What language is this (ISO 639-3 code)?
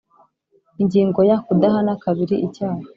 kin